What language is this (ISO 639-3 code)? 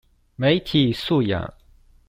zho